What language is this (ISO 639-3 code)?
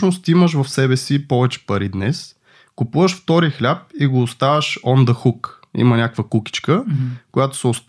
bul